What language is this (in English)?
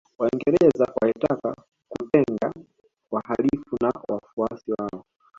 Swahili